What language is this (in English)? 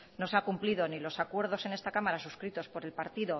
Spanish